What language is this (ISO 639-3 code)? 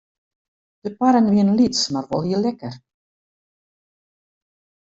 fry